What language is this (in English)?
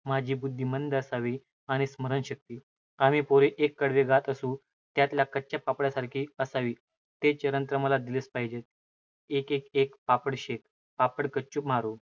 Marathi